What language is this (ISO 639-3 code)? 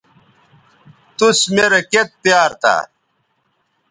btv